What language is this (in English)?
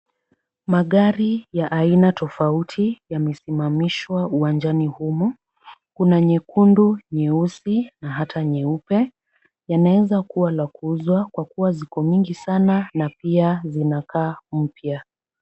Swahili